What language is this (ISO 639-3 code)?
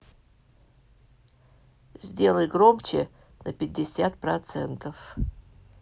rus